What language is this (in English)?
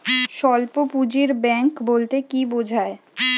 Bangla